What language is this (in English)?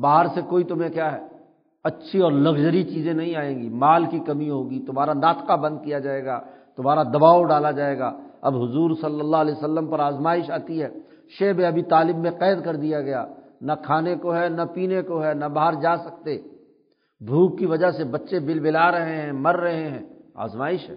Urdu